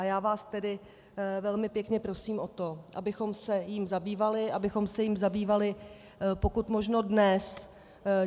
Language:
Czech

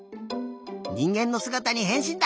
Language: Japanese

